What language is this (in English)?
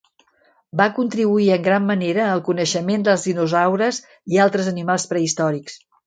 Catalan